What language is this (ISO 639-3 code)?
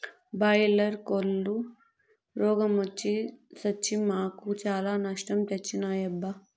tel